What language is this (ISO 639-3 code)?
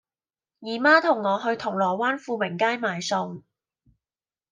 yue